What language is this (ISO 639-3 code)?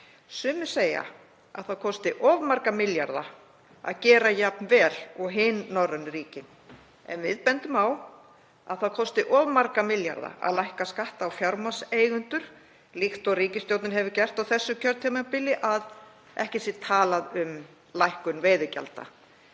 isl